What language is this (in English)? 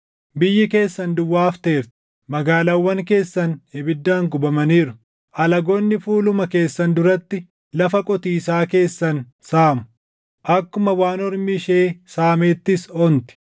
Oromo